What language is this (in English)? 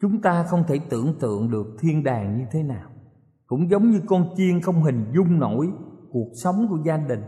Vietnamese